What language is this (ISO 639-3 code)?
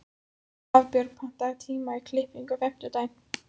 isl